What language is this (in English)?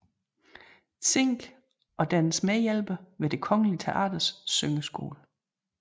Danish